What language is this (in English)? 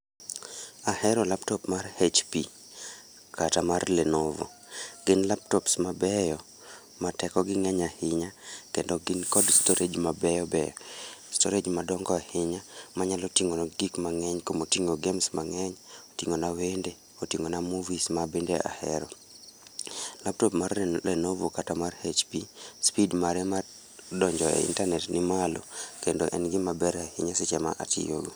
Luo (Kenya and Tanzania)